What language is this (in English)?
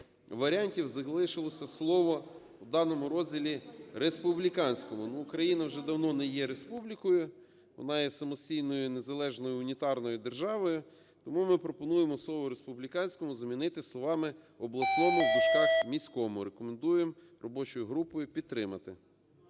Ukrainian